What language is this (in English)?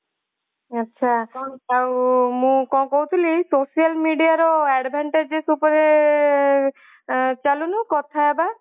Odia